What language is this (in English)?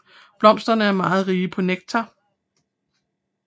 Danish